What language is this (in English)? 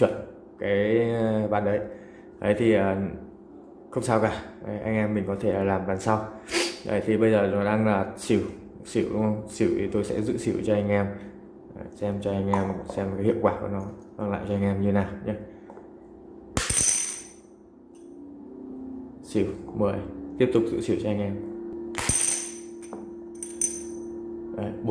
Vietnamese